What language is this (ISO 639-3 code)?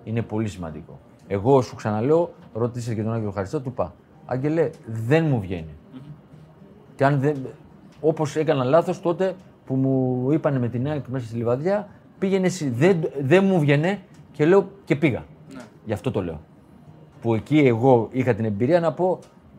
ell